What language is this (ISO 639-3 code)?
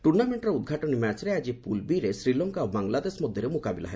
ori